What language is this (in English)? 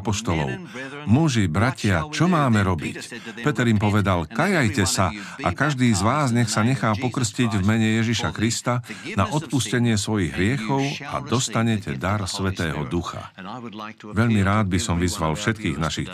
Slovak